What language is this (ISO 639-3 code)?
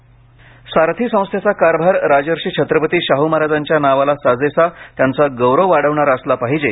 mar